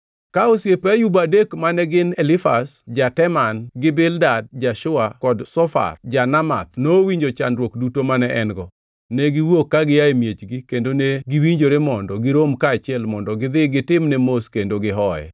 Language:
Luo (Kenya and Tanzania)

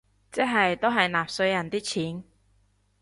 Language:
Cantonese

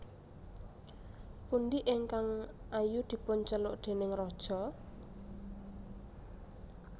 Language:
Javanese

